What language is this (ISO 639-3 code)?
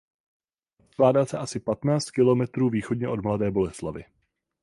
ces